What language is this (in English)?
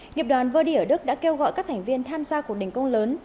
Vietnamese